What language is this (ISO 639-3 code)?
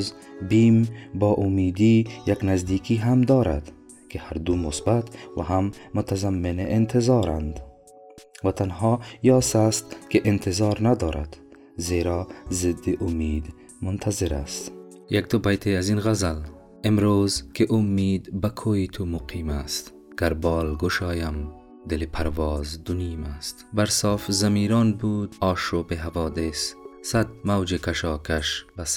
fas